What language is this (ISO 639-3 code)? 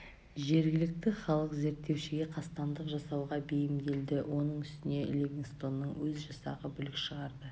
kaz